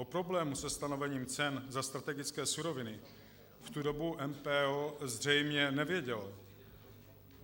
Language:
Czech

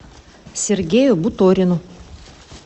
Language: Russian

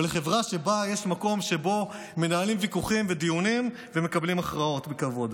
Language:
Hebrew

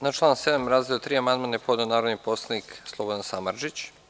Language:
Serbian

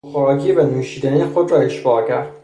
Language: Persian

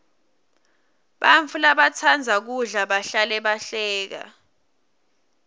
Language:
Swati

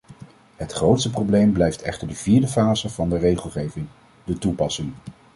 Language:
Dutch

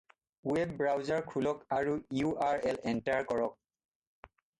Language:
Assamese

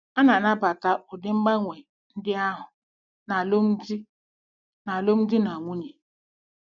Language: Igbo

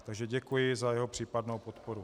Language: Czech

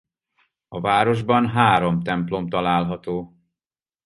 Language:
Hungarian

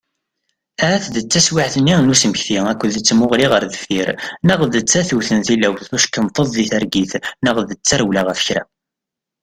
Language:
Kabyle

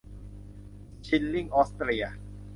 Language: Thai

